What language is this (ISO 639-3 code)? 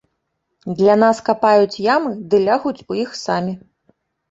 bel